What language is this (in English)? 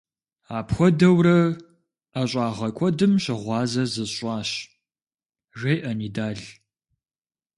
Kabardian